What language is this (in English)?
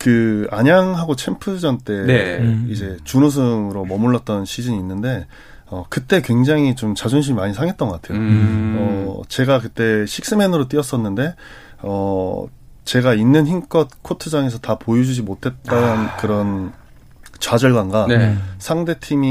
Korean